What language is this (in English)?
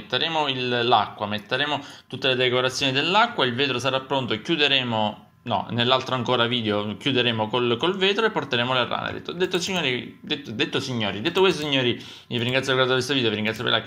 Italian